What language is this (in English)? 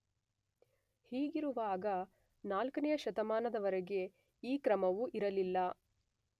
Kannada